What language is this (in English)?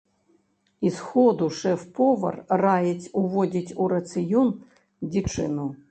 Belarusian